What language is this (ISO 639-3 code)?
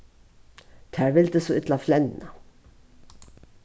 fao